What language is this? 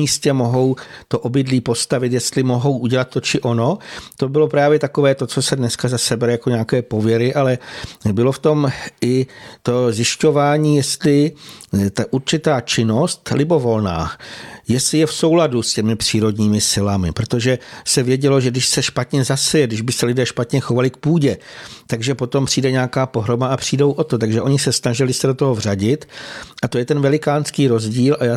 Czech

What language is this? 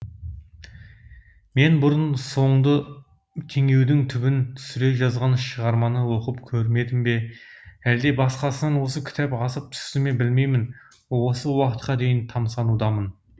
Kazakh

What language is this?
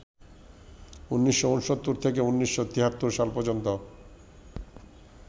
Bangla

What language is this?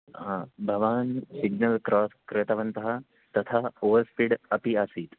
Sanskrit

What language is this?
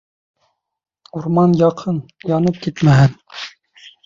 Bashkir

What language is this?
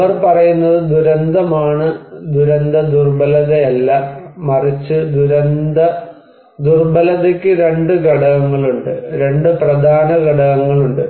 Malayalam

